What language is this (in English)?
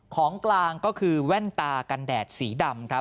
Thai